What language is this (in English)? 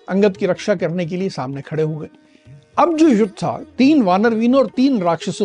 Hindi